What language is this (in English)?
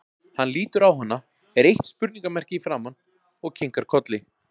Icelandic